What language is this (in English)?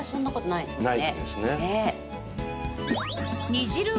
Japanese